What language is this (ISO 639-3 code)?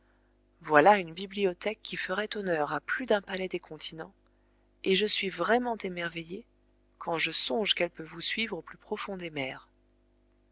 fra